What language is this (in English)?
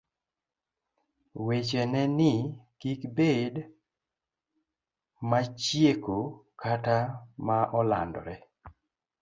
Luo (Kenya and Tanzania)